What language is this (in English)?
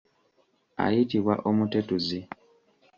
Ganda